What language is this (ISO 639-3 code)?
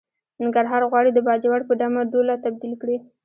pus